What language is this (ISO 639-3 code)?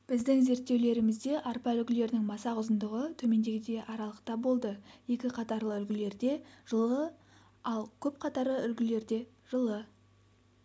kaz